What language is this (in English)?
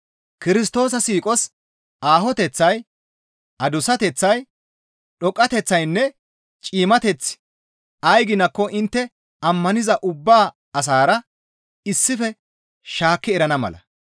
Gamo